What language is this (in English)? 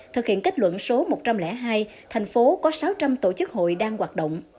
Vietnamese